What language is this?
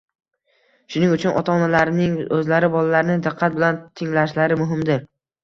Uzbek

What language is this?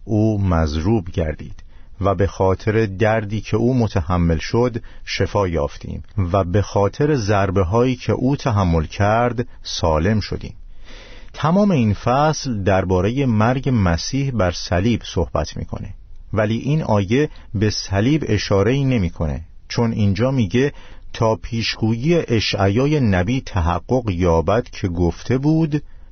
Persian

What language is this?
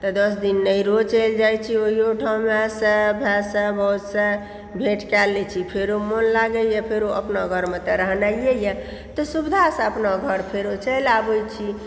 Maithili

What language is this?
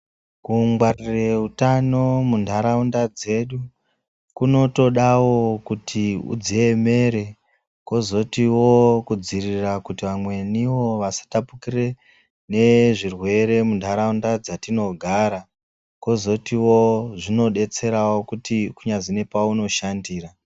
Ndau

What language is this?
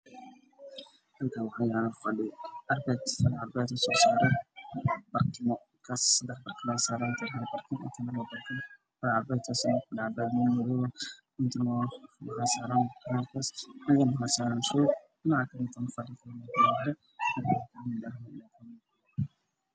Somali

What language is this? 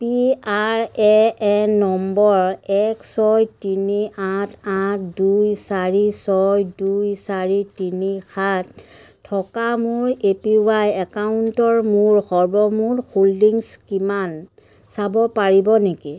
Assamese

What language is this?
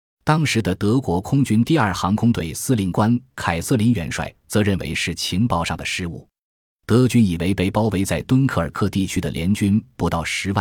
Chinese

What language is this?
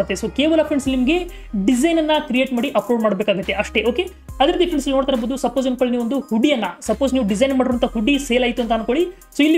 Hindi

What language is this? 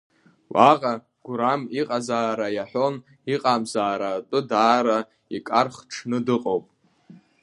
Abkhazian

